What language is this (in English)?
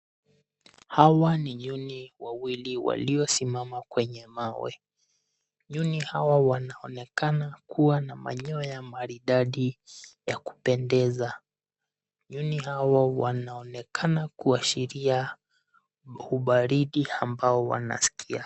Swahili